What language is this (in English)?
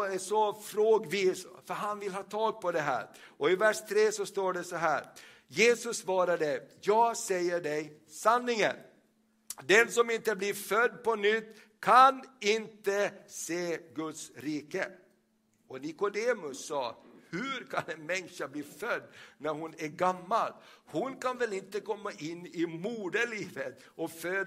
Swedish